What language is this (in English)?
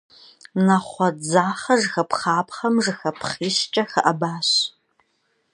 Kabardian